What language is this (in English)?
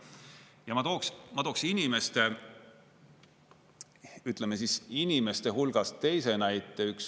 Estonian